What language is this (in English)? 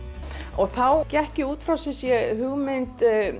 Icelandic